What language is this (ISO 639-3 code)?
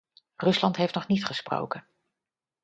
nld